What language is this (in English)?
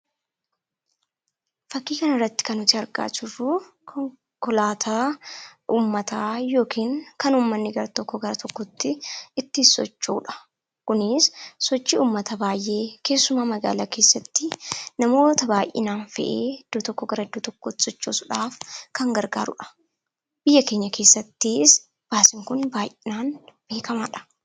Oromo